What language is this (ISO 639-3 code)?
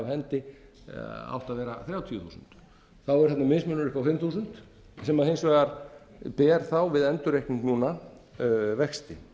isl